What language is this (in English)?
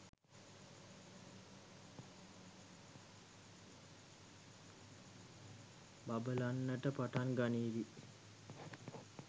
Sinhala